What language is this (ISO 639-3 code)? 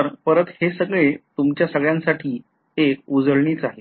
mar